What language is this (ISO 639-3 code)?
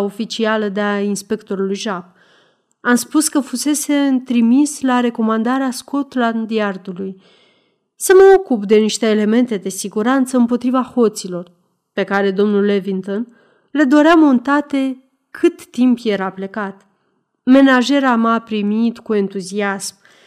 ron